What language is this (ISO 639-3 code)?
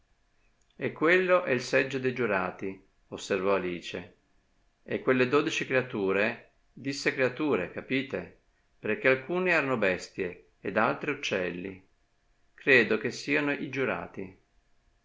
ita